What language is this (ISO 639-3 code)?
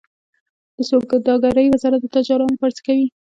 pus